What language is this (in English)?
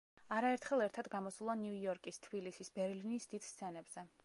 Georgian